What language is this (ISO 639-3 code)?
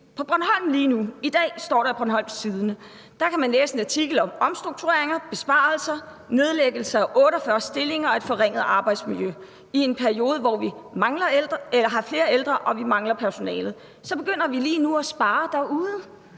dan